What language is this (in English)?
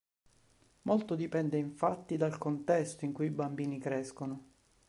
Italian